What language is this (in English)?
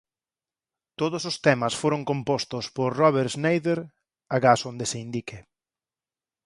Galician